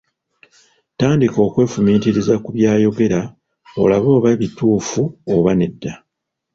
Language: Ganda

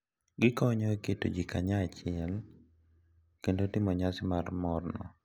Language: Luo (Kenya and Tanzania)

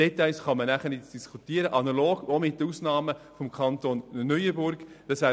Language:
Swiss German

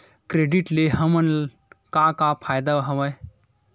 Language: Chhattisgarhi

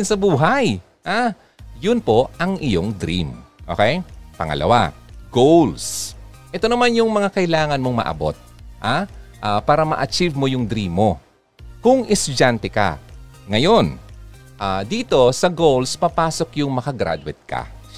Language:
Filipino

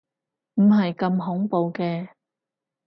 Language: Cantonese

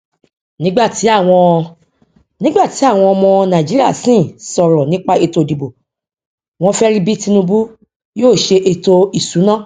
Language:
Yoruba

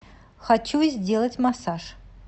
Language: Russian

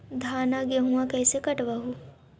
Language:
Magahi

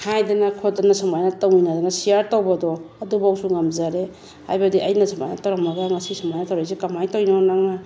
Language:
Manipuri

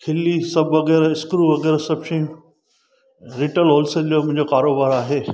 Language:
Sindhi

